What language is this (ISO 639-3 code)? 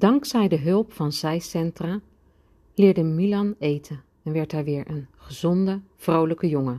nld